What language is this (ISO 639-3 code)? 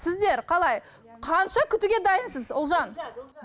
kaz